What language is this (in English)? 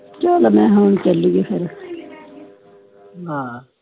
Punjabi